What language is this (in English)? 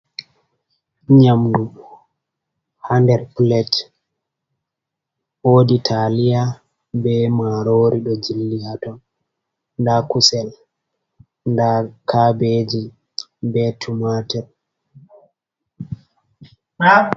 Fula